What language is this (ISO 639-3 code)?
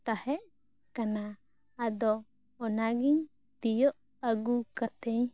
sat